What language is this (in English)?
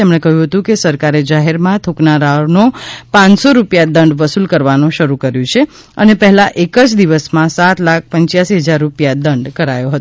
Gujarati